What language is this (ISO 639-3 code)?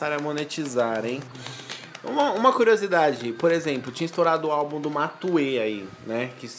por